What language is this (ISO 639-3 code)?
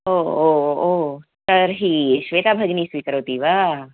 san